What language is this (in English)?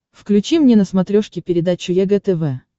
Russian